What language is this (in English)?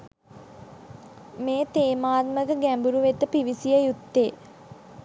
Sinhala